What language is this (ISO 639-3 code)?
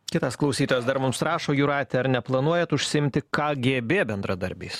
lit